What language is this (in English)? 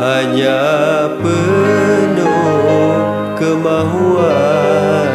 Malay